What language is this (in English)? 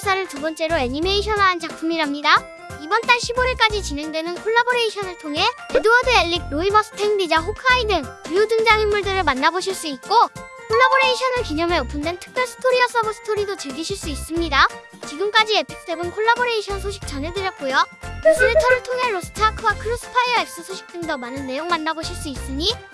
Korean